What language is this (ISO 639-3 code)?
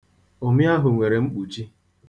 ibo